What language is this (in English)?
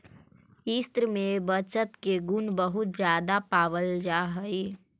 Magahi